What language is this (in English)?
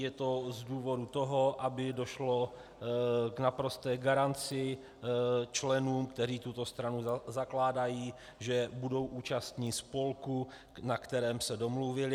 Czech